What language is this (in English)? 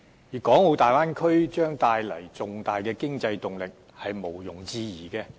Cantonese